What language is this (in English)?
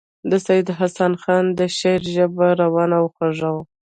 Pashto